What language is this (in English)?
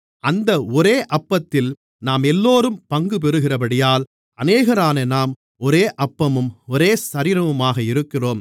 Tamil